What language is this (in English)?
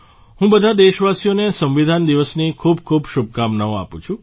Gujarati